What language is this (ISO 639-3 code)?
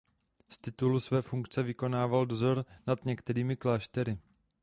ces